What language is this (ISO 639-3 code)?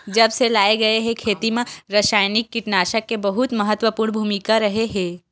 hne